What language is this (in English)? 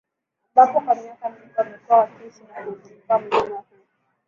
Swahili